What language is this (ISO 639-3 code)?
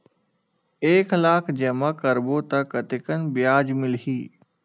hne